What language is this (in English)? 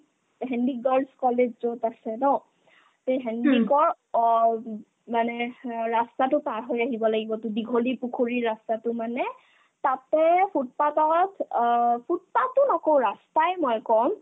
Assamese